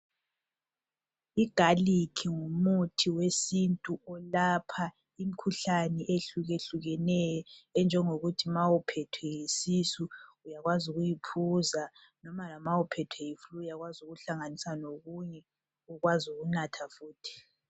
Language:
North Ndebele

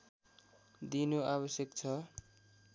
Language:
Nepali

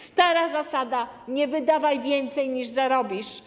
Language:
Polish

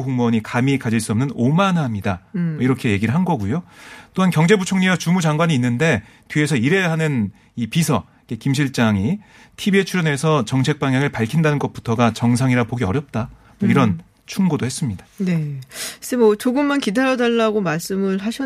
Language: Korean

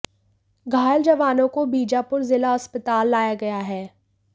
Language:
Hindi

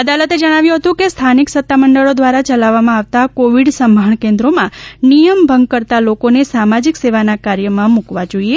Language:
Gujarati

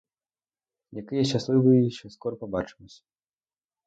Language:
Ukrainian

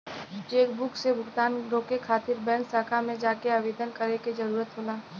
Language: Bhojpuri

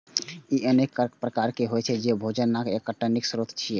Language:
Maithili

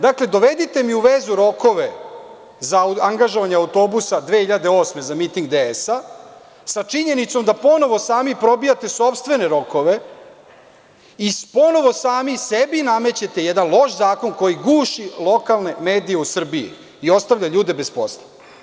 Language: Serbian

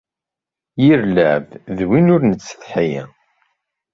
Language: Kabyle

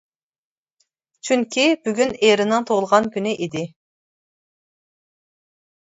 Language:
Uyghur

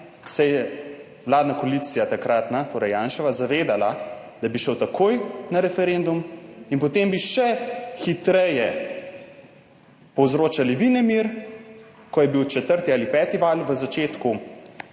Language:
Slovenian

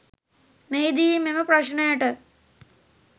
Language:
Sinhala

